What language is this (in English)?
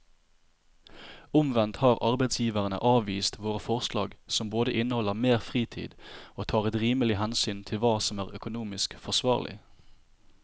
Norwegian